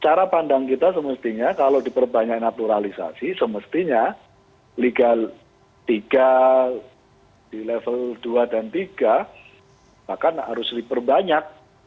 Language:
Indonesian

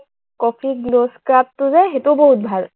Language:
Assamese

